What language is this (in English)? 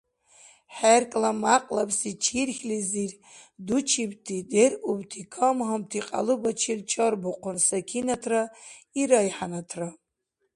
Dargwa